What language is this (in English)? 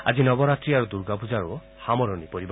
Assamese